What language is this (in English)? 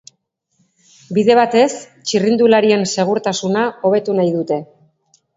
Basque